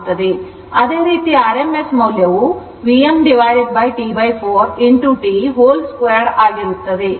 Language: Kannada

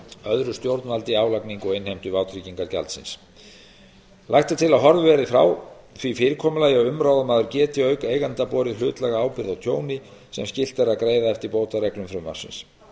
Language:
Icelandic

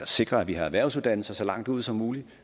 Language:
Danish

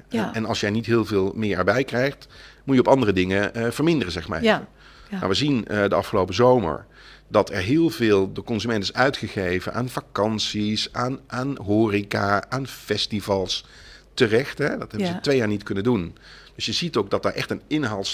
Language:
Dutch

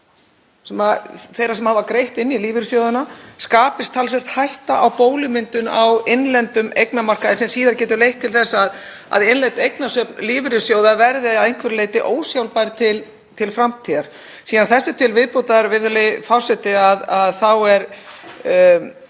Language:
Icelandic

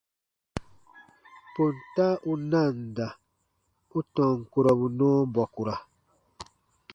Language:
Baatonum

